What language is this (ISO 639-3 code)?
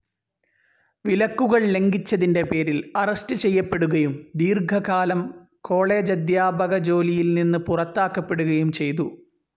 mal